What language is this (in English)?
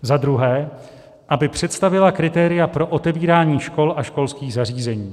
Czech